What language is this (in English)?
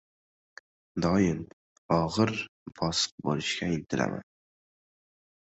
Uzbek